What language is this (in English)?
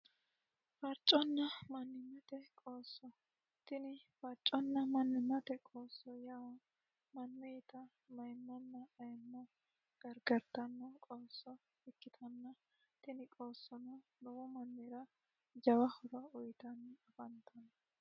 Sidamo